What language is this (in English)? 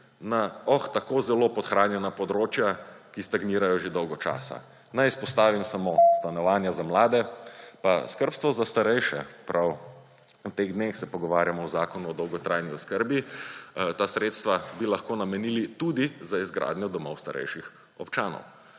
Slovenian